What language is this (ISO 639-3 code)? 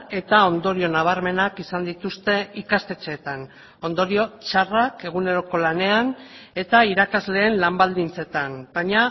eus